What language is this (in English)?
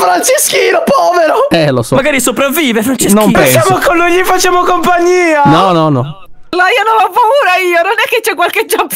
Italian